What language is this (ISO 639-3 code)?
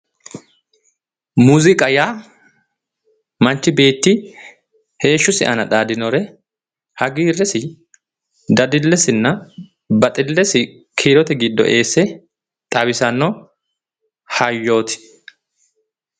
sid